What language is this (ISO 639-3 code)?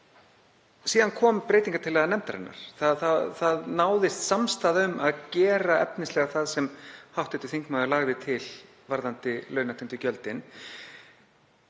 isl